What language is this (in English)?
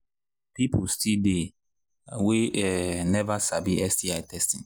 Nigerian Pidgin